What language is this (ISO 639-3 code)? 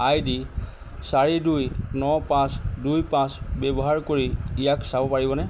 asm